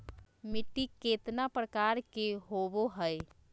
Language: Magahi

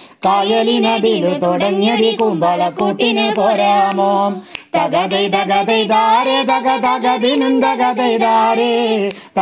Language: Malayalam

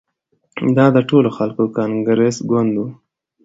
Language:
Pashto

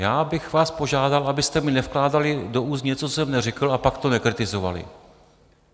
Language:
Czech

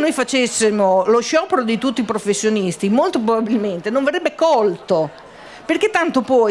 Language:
Italian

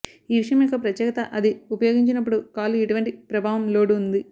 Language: Telugu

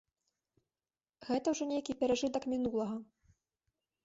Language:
Belarusian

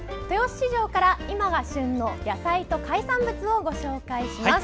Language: Japanese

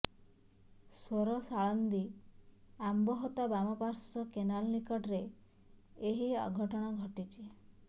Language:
Odia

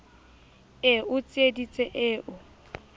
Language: Southern Sotho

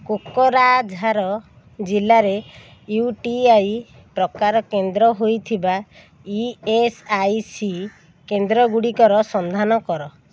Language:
Odia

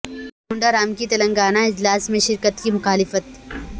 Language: Urdu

